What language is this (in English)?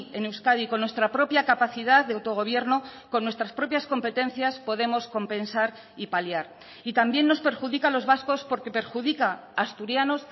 Spanish